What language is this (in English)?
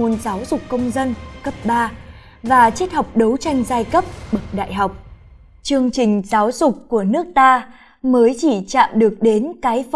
Vietnamese